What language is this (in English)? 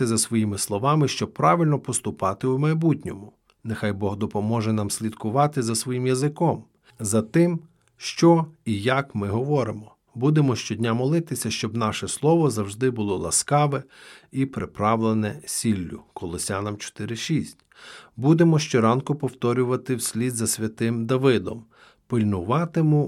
Ukrainian